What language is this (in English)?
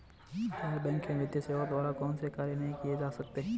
Hindi